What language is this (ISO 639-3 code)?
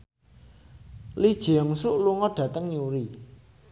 jav